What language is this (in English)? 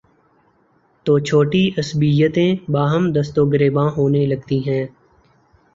Urdu